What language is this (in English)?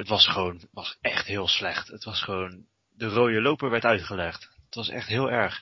Dutch